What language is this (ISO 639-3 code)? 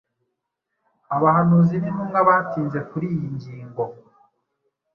kin